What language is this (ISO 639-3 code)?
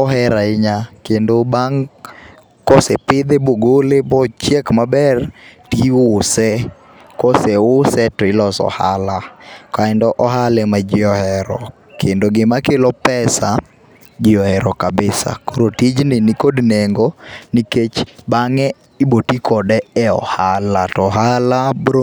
luo